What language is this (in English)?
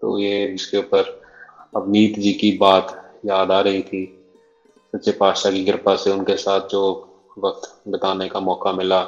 Hindi